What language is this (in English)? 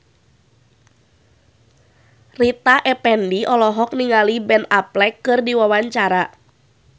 Sundanese